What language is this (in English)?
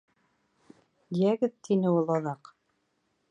Bashkir